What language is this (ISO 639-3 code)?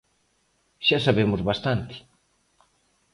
glg